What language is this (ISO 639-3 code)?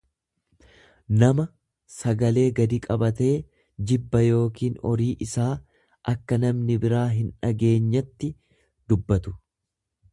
orm